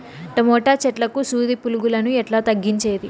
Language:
Telugu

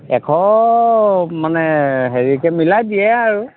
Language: Assamese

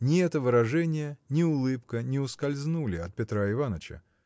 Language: Russian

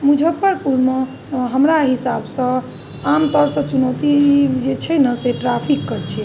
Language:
Maithili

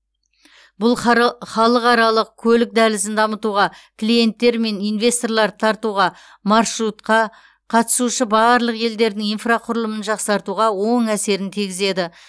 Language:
Kazakh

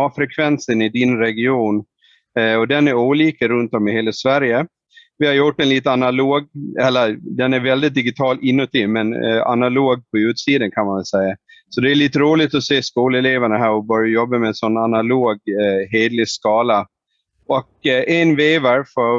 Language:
Swedish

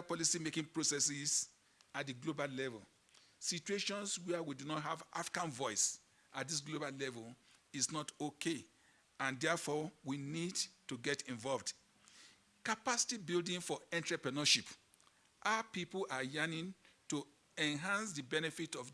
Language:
English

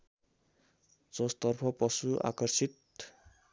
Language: Nepali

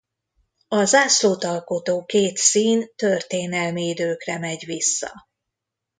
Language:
Hungarian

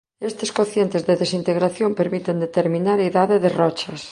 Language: Galician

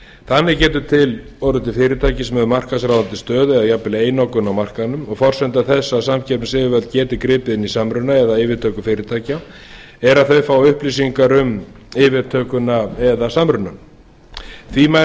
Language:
Icelandic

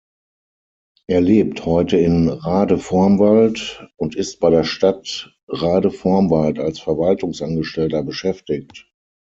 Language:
German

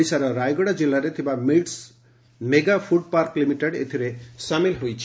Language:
Odia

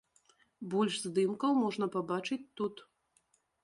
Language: Belarusian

